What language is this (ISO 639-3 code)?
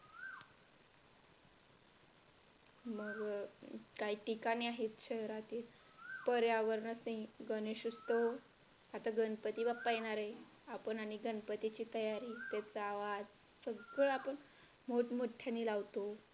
mar